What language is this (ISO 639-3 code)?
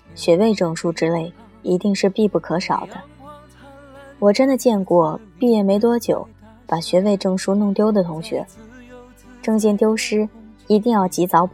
zho